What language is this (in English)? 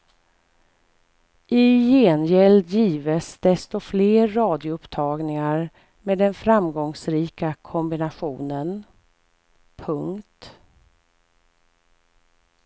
Swedish